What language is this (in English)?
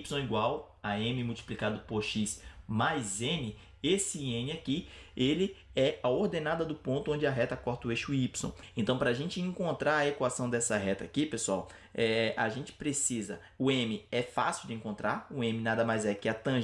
Portuguese